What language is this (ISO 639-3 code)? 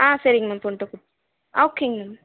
tam